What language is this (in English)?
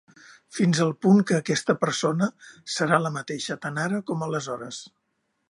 Catalan